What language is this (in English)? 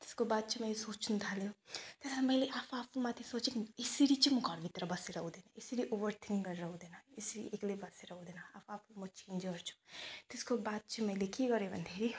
Nepali